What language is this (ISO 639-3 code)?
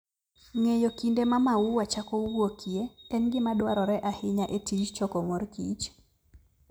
luo